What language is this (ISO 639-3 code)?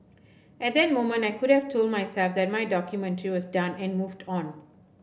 eng